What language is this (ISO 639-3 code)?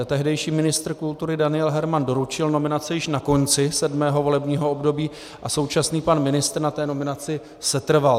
ces